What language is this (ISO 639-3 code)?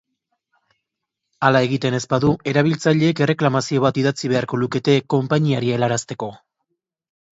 eus